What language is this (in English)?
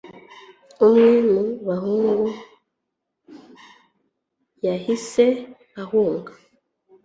Kinyarwanda